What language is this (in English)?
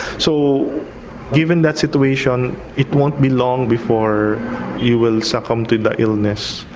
English